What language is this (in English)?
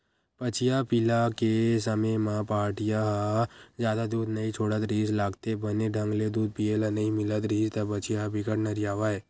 Chhattisgarhi